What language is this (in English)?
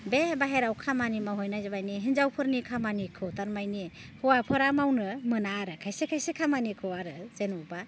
Bodo